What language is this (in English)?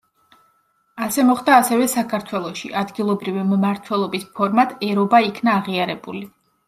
Georgian